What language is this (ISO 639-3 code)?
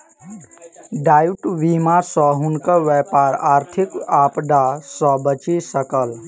mai